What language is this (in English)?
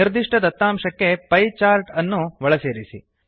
Kannada